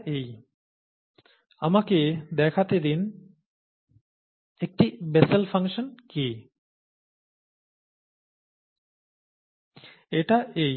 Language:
Bangla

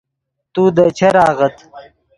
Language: Yidgha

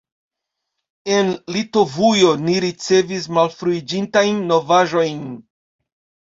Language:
Esperanto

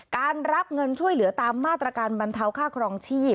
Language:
Thai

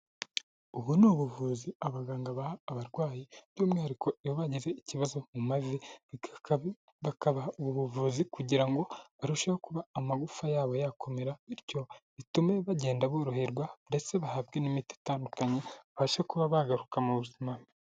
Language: Kinyarwanda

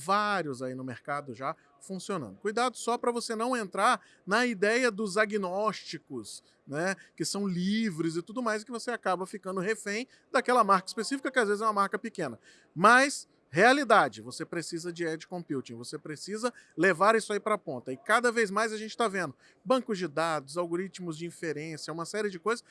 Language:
Portuguese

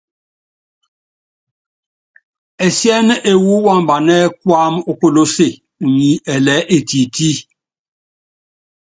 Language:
Yangben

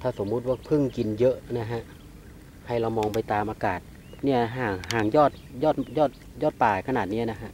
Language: Thai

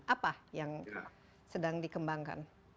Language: Indonesian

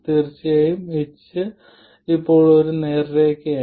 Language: Malayalam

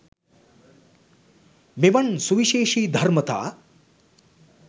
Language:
Sinhala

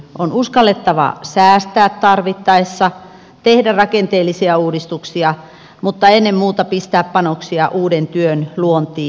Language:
Finnish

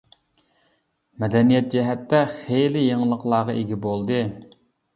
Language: Uyghur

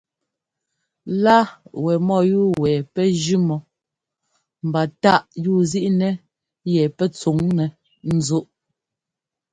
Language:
Ngomba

